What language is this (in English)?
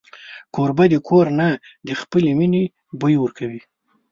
Pashto